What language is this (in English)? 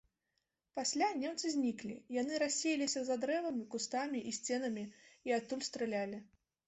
Belarusian